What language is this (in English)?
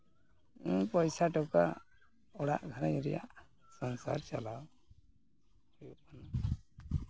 Santali